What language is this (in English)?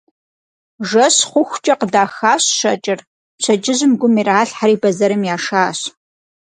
Kabardian